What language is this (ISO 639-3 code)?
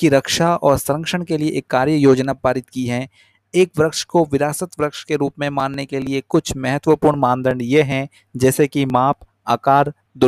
hin